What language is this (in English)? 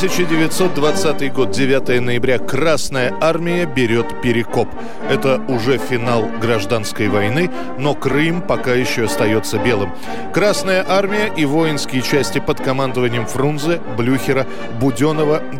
Russian